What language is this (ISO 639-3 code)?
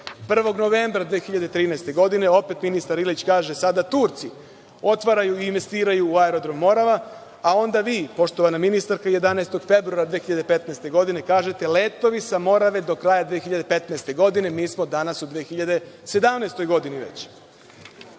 srp